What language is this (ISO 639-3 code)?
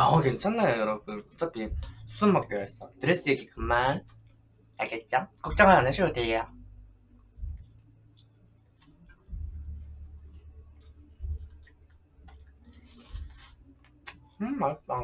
kor